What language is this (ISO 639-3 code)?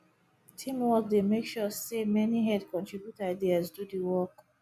pcm